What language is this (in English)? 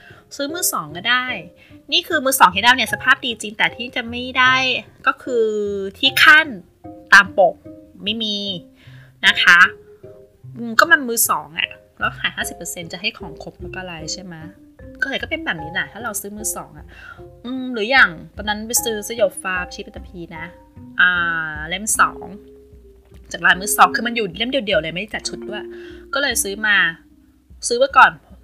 Thai